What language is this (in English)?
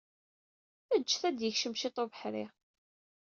Kabyle